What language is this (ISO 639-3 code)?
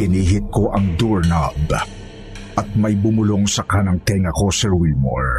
fil